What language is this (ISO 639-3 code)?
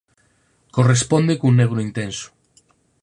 glg